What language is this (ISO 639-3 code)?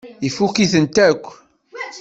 kab